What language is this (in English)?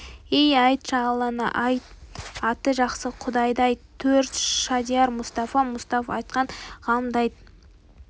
Kazakh